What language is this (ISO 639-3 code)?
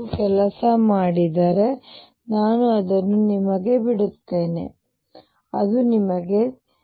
kan